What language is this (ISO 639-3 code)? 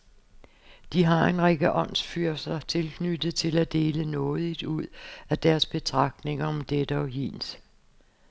dan